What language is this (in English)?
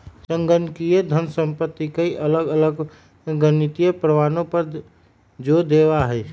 Magahi